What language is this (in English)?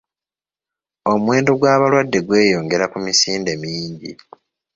Ganda